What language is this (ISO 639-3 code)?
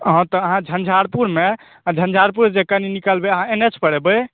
mai